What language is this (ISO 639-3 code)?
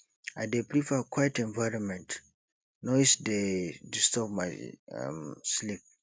pcm